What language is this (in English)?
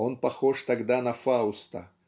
Russian